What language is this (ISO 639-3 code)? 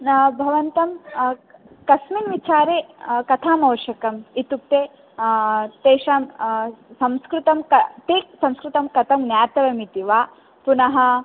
san